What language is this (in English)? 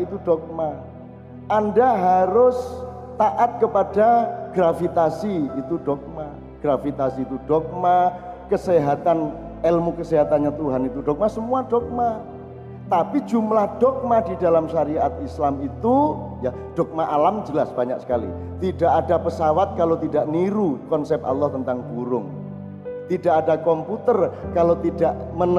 Indonesian